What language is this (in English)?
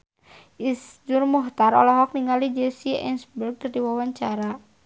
Sundanese